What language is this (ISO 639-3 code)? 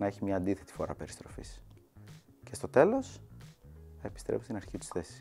ell